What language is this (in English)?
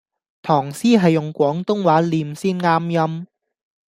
Cantonese